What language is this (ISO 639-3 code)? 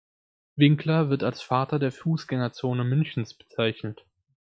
deu